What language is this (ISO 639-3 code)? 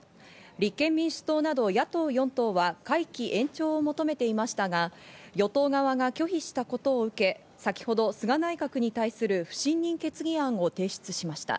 jpn